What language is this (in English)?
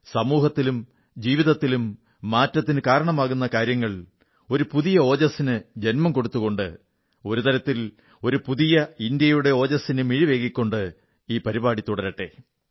Malayalam